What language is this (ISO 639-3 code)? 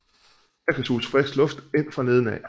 dan